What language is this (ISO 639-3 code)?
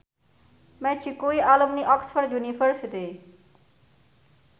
jav